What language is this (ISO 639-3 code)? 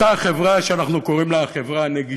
heb